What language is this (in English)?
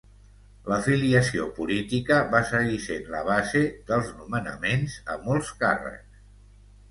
Catalan